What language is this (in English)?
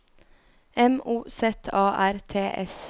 Norwegian